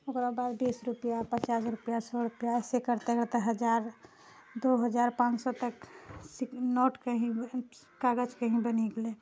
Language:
Maithili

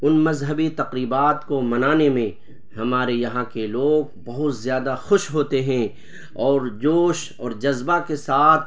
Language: Urdu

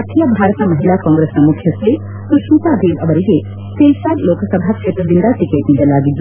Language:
Kannada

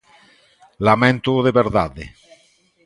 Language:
Galician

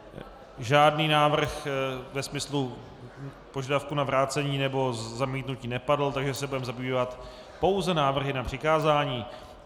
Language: Czech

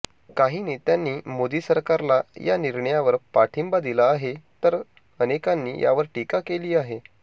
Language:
Marathi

